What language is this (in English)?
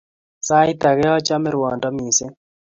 Kalenjin